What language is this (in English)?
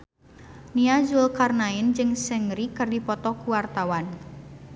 Sundanese